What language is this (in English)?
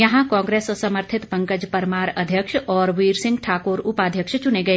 Hindi